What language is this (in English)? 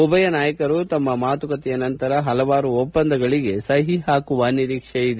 Kannada